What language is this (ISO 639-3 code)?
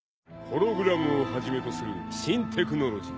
jpn